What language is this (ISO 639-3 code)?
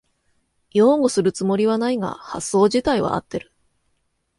jpn